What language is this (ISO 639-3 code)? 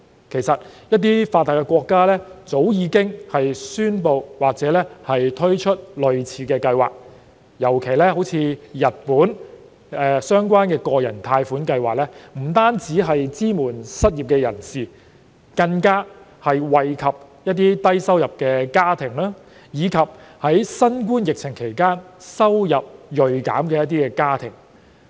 yue